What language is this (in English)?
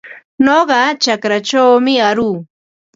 Ambo-Pasco Quechua